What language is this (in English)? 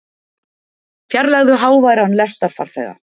Icelandic